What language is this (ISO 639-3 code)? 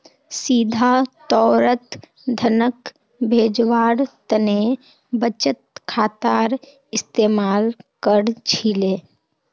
mag